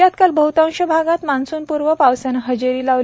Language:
Marathi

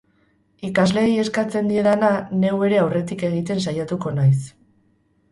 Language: Basque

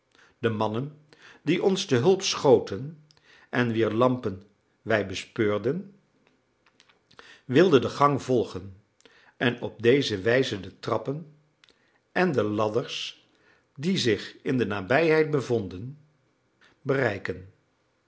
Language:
Dutch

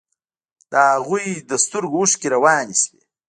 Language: Pashto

